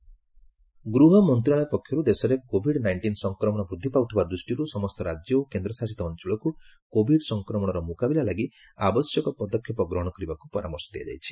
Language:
Odia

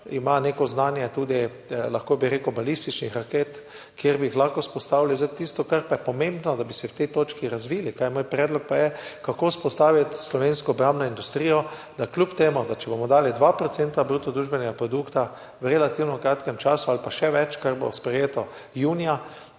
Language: Slovenian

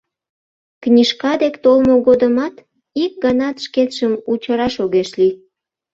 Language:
Mari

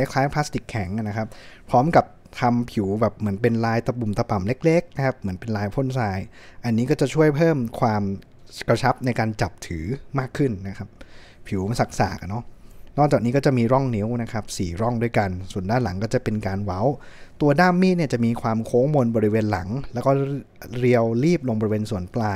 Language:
Thai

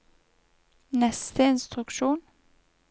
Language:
Norwegian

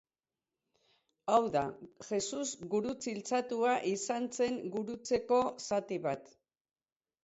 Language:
Basque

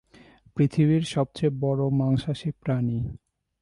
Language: Bangla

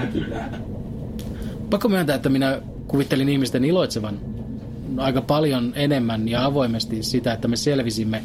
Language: Finnish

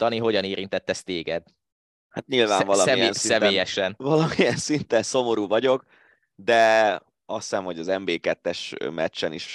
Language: Hungarian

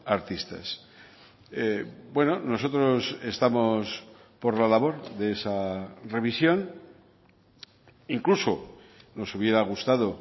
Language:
Spanish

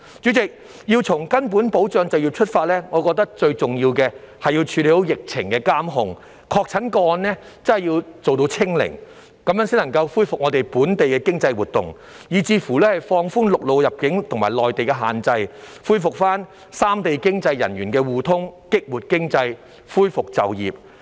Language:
Cantonese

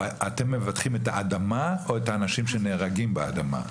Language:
Hebrew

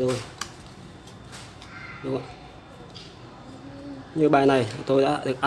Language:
Vietnamese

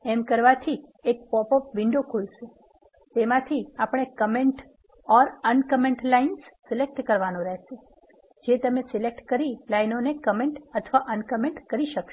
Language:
Gujarati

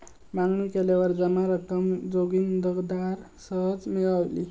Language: Marathi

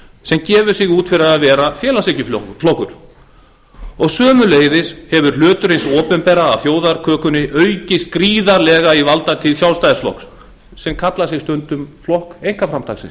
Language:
Icelandic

